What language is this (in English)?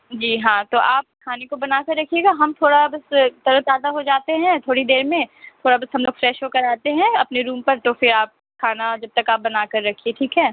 Urdu